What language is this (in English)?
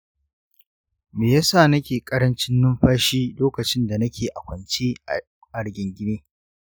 Hausa